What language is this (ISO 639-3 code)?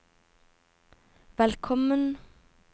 nor